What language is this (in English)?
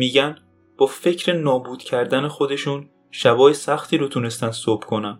Persian